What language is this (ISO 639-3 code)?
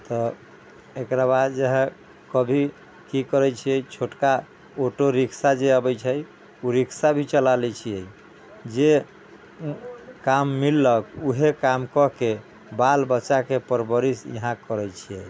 mai